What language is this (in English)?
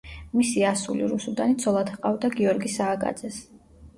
Georgian